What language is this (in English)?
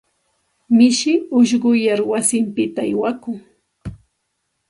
Santa Ana de Tusi Pasco Quechua